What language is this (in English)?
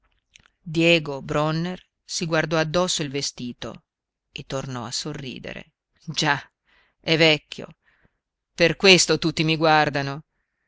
Italian